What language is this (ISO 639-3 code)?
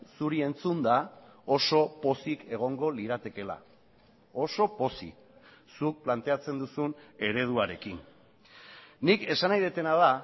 eus